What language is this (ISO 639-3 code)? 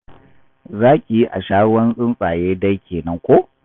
hau